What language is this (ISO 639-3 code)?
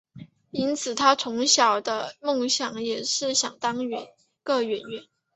zho